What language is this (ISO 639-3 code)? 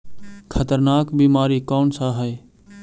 mag